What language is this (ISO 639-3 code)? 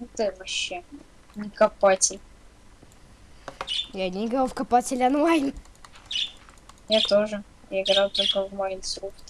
rus